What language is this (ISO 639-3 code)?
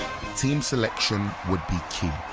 eng